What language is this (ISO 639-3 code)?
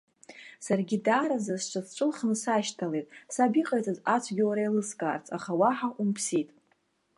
abk